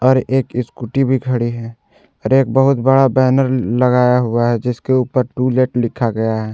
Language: Hindi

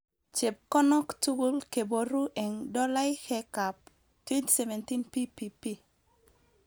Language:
Kalenjin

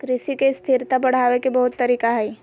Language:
Magahi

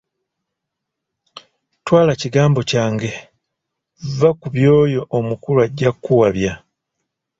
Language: Ganda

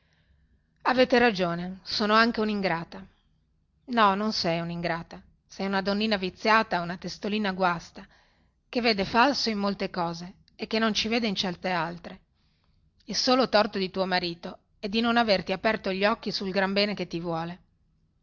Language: Italian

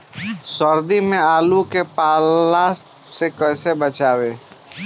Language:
Bhojpuri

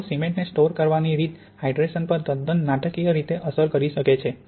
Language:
Gujarati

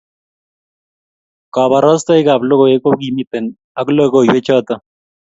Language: Kalenjin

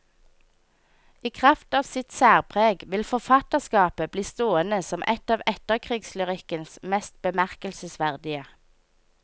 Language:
Norwegian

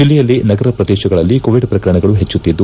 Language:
Kannada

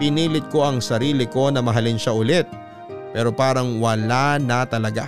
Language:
Filipino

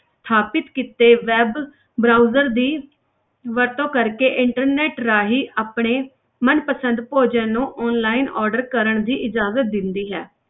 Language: Punjabi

